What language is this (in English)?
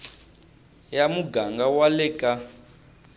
Tsonga